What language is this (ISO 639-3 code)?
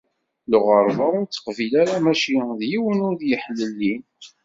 kab